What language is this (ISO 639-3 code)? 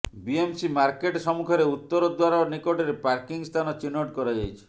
ori